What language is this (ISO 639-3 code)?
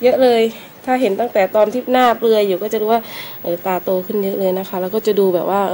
tha